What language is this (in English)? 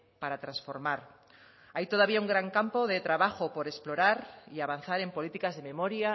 Spanish